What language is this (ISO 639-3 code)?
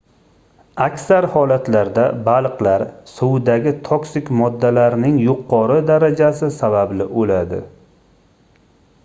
uzb